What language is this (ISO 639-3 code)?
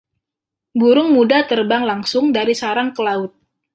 ind